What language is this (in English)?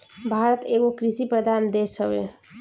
Bhojpuri